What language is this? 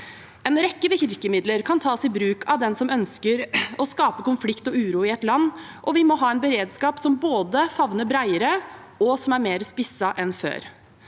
Norwegian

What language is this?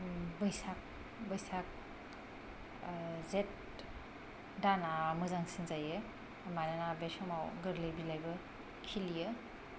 Bodo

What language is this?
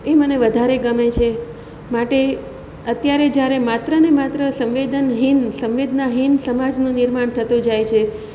Gujarati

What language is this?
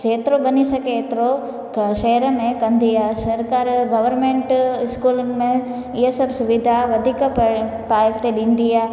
Sindhi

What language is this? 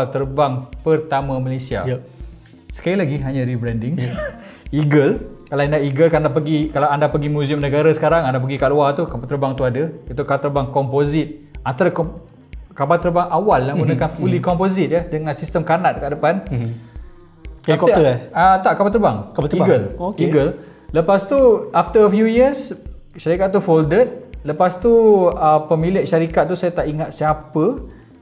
Malay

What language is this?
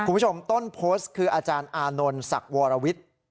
Thai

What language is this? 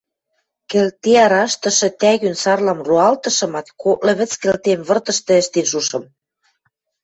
Western Mari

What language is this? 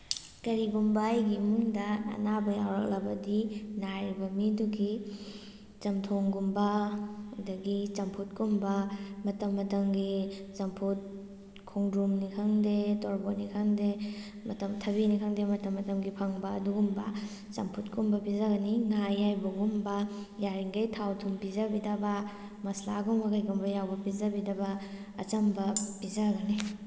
Manipuri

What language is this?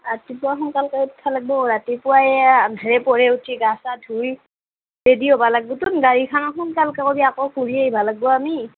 Assamese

